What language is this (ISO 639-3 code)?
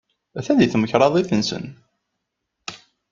kab